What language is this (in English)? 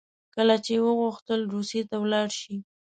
Pashto